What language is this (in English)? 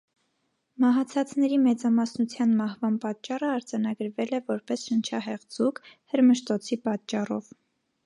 Armenian